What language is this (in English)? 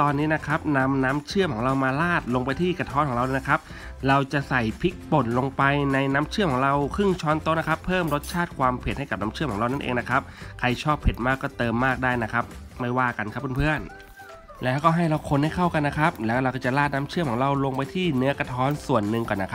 Thai